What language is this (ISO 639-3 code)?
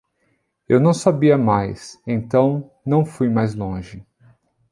por